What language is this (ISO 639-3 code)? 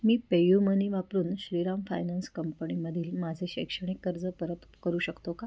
mar